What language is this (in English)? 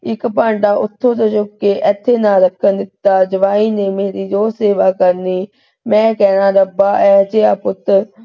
Punjabi